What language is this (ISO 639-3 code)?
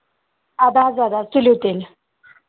kas